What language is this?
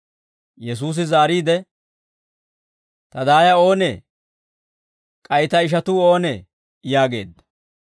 Dawro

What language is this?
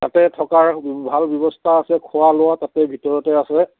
Assamese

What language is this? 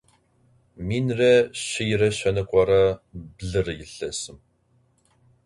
Adyghe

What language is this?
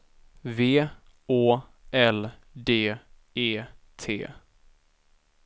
Swedish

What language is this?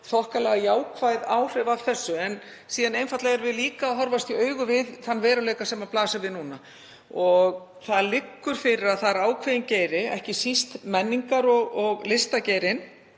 Icelandic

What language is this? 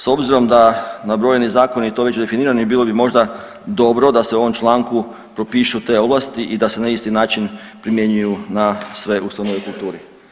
Croatian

